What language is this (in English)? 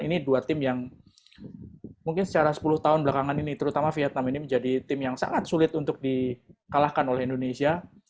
Indonesian